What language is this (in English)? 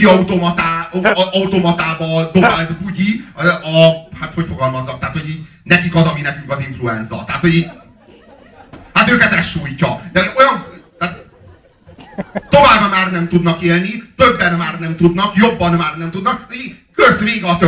Hungarian